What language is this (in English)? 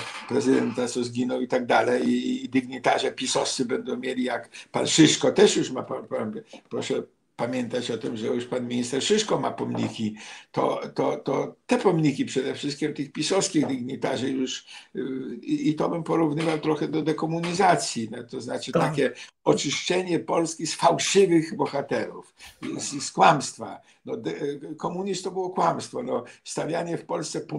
Polish